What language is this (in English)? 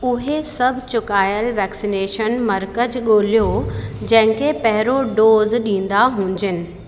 Sindhi